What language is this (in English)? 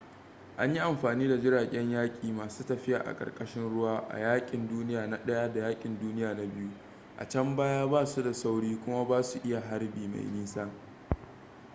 Hausa